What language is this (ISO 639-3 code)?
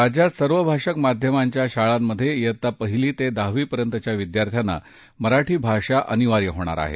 mar